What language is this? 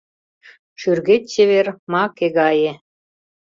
Mari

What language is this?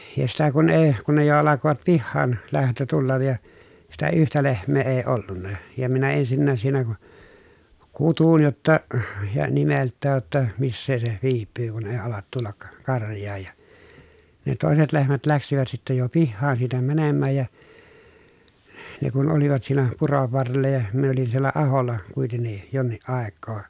Finnish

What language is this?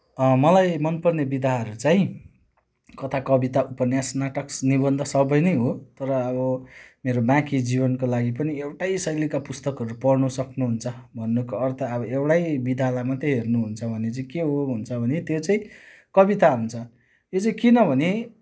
Nepali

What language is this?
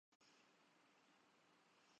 Urdu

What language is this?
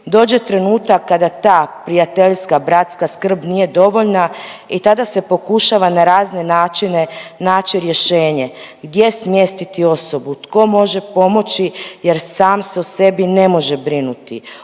Croatian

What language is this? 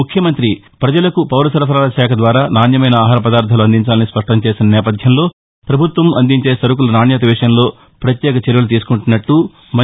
Telugu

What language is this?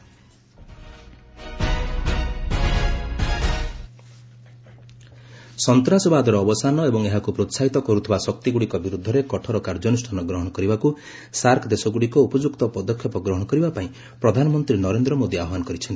Odia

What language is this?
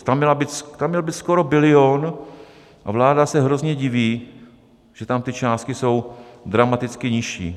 Czech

